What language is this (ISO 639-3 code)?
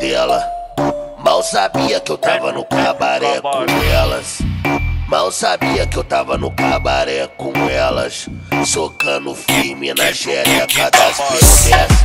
por